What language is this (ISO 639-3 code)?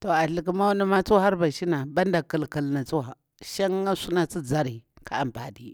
bwr